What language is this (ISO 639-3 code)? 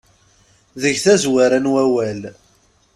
kab